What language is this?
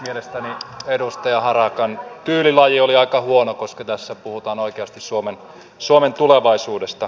Finnish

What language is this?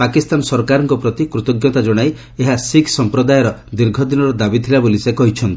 Odia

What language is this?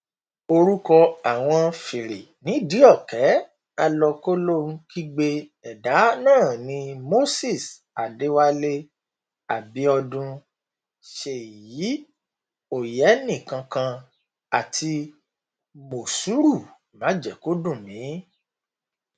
Yoruba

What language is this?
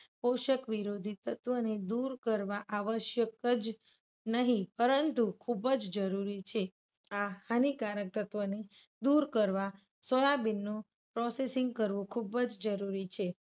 Gujarati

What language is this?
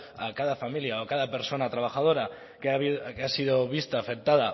Spanish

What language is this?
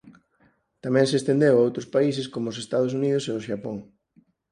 Galician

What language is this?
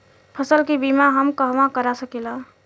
Bhojpuri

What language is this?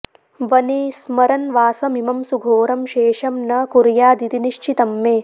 Sanskrit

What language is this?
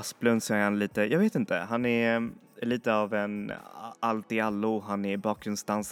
Swedish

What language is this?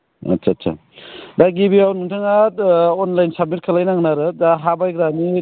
Bodo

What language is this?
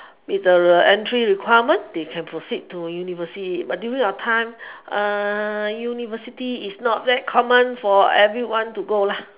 English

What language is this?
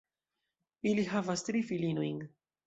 Esperanto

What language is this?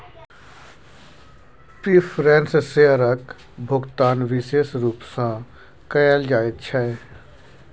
Maithili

